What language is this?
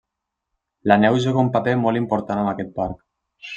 Catalan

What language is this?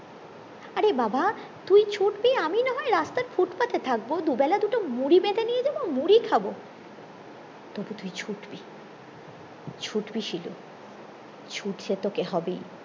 Bangla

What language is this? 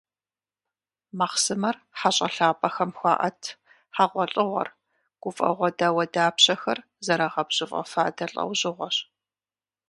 Kabardian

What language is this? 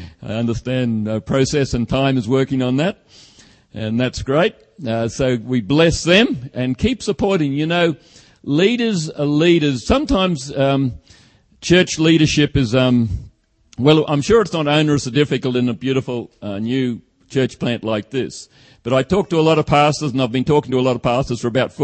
English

